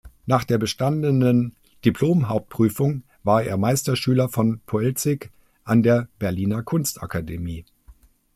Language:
German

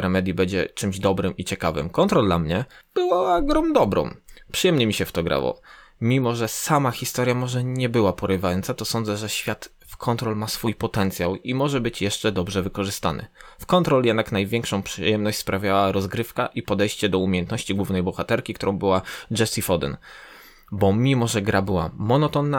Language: Polish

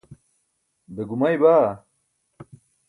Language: Burushaski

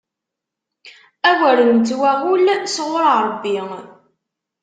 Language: Kabyle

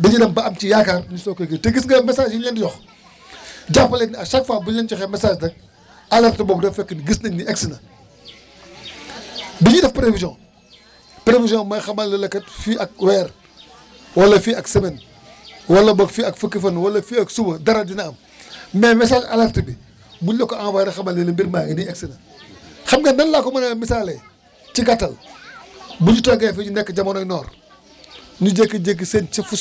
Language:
Wolof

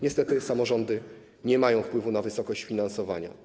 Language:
Polish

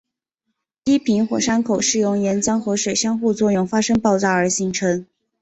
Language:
Chinese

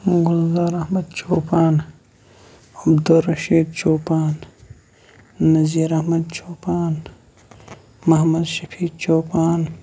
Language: Kashmiri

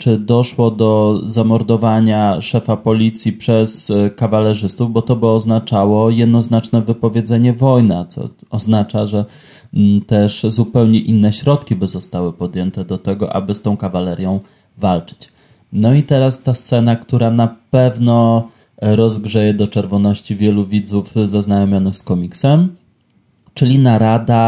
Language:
Polish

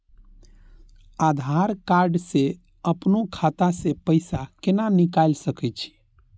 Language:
Maithili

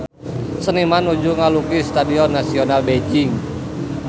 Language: Sundanese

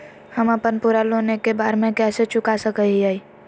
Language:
Magahi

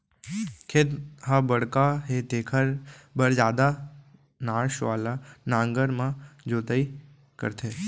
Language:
Chhattisgarhi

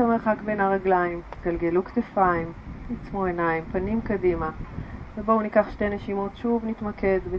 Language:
Hebrew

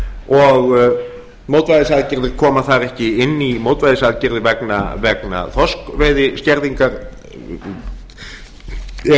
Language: Icelandic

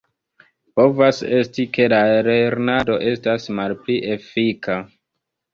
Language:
Esperanto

